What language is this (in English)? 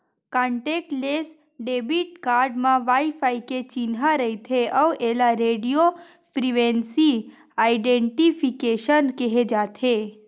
Chhattisgarhi